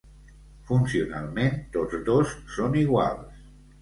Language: Catalan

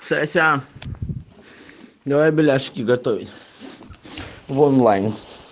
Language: Russian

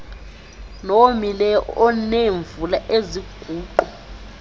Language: Xhosa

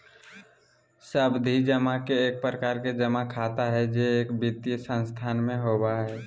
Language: Magahi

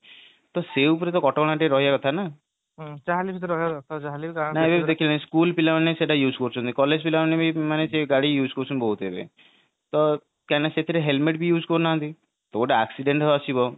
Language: Odia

